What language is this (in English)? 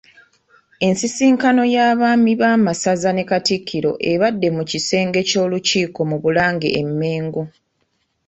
Ganda